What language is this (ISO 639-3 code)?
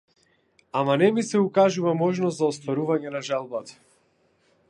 mkd